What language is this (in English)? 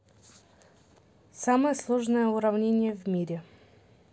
Russian